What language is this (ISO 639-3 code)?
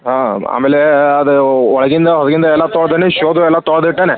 kan